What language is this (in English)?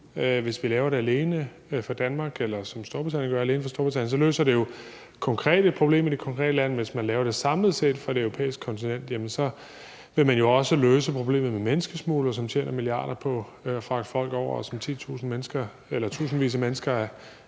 Danish